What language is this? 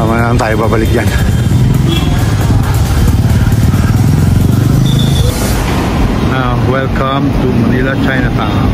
Filipino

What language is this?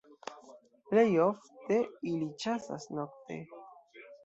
Esperanto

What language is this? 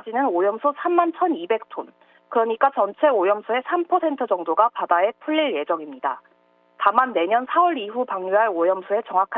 Korean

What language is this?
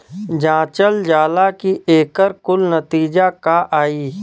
Bhojpuri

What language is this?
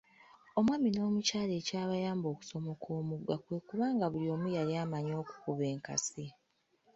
Ganda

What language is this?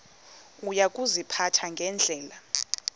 Xhosa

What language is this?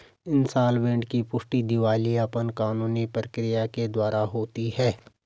Hindi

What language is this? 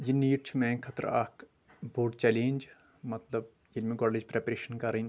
Kashmiri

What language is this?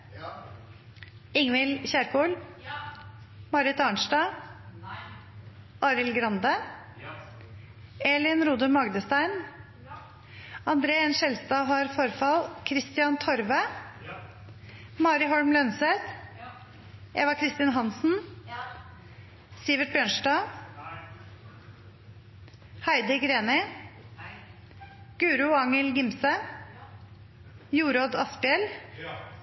Norwegian Nynorsk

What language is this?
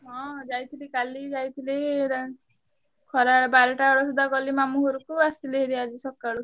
Odia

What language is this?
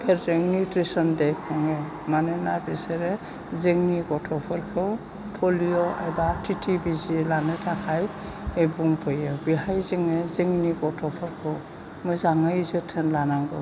Bodo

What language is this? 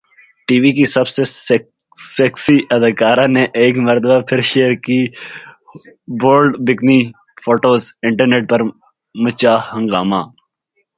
Urdu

